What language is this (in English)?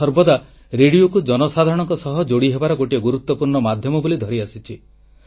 Odia